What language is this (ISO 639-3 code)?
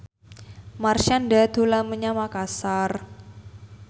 jav